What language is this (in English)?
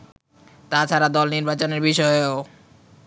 Bangla